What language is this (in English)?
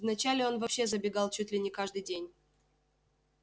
Russian